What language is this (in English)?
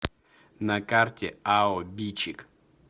Russian